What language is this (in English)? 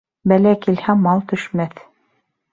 Bashkir